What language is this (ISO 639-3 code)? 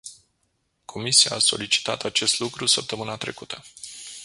ron